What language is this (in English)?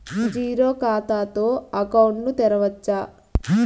Telugu